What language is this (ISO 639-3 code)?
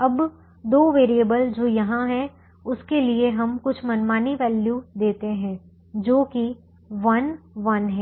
hin